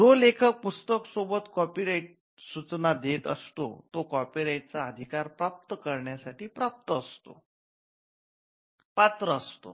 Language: Marathi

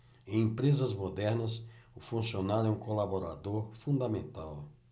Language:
Portuguese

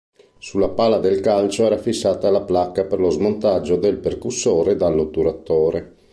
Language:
Italian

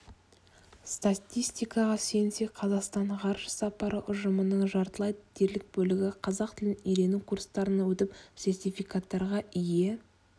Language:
Kazakh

